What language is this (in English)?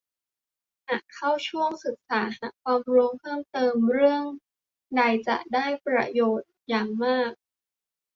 Thai